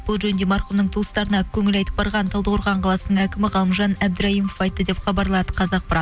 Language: Kazakh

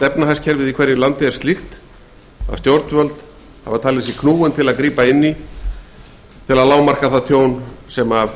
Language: Icelandic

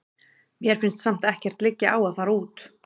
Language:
Icelandic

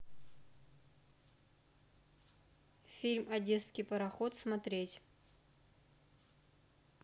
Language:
Russian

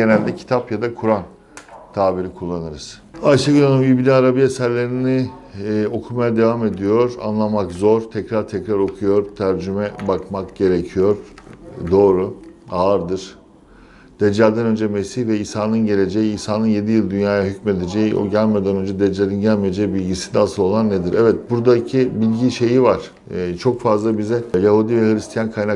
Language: Turkish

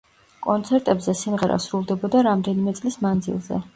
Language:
Georgian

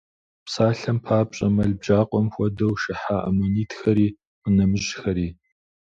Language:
Kabardian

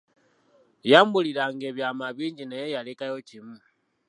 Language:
Ganda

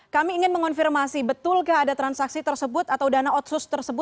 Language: Indonesian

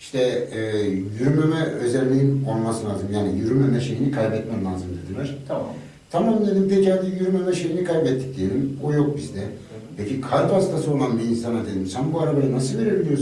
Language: Turkish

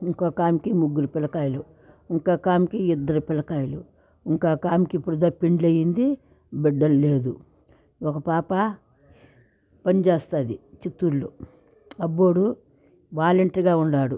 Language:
Telugu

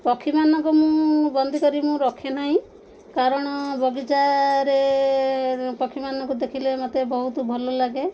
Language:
Odia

